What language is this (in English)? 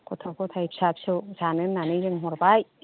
Bodo